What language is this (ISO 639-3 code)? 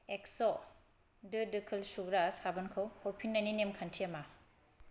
brx